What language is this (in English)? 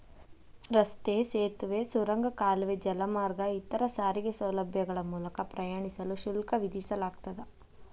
Kannada